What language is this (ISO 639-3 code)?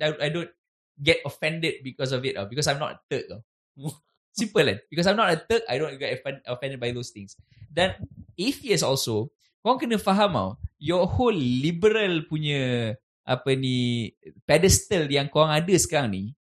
msa